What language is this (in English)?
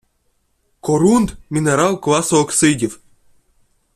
Ukrainian